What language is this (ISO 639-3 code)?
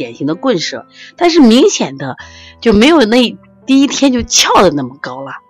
zho